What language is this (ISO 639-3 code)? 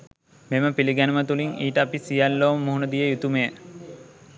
sin